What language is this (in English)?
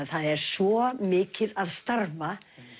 Icelandic